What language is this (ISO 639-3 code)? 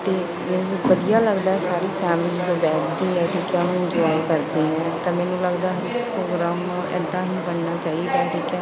pan